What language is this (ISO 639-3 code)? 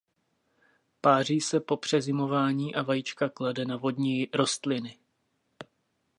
ces